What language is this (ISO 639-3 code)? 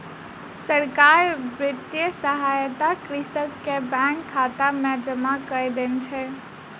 mai